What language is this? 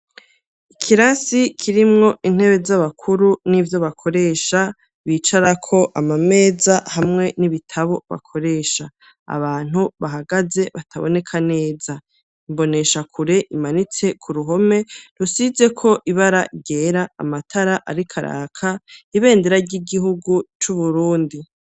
Rundi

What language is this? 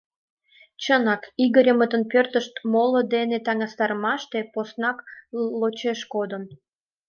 Mari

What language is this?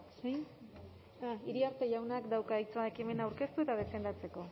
Basque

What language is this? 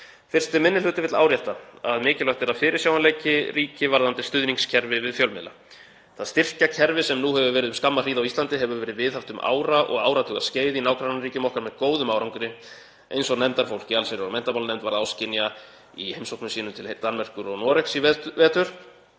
Icelandic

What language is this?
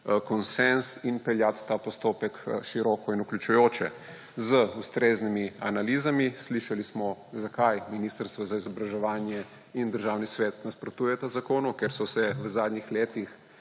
Slovenian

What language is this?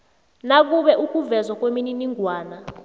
South Ndebele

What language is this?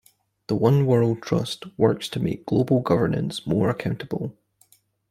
English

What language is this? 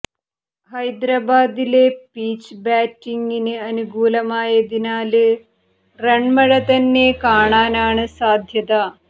Malayalam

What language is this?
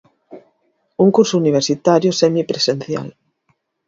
Galician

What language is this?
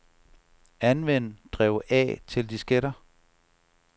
Danish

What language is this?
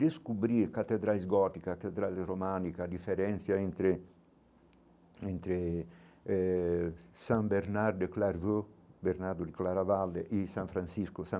Portuguese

